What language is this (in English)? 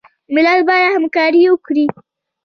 Pashto